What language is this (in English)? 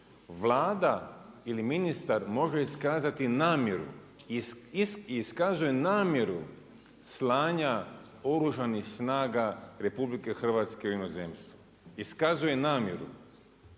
Croatian